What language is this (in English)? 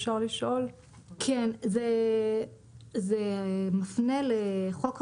Hebrew